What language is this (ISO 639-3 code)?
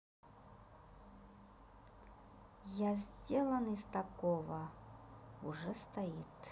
rus